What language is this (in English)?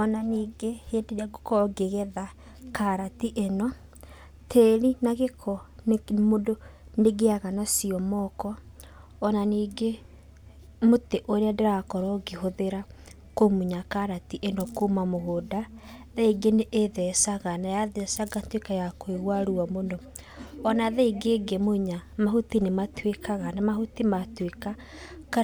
Kikuyu